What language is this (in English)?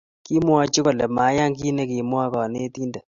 Kalenjin